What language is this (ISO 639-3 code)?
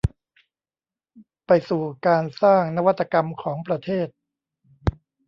tha